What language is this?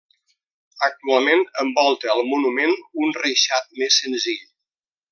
Catalan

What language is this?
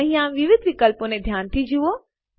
Gujarati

